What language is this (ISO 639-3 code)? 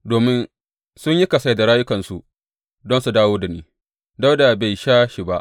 hau